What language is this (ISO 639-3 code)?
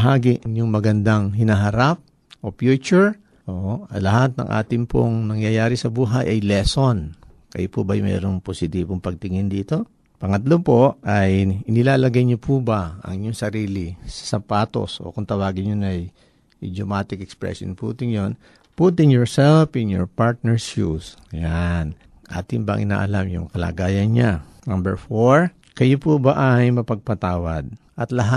fil